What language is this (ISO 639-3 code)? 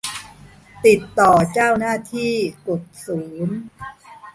tha